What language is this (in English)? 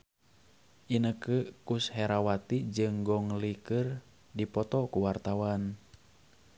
Sundanese